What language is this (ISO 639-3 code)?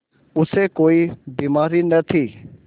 hin